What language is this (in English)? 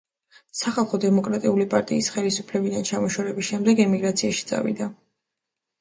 Georgian